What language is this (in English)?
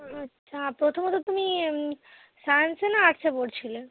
Bangla